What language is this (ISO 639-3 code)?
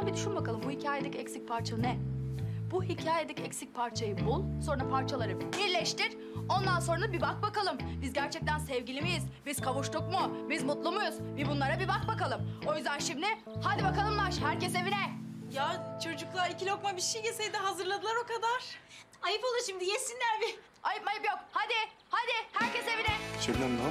tur